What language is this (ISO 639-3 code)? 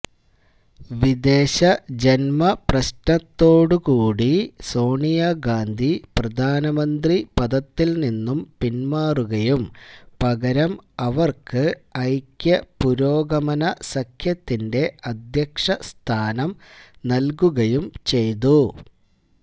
mal